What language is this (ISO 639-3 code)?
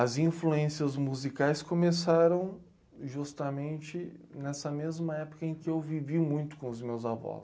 por